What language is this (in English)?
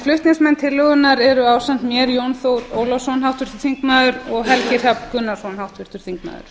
Icelandic